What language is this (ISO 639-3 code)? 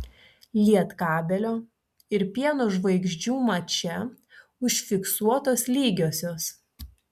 lit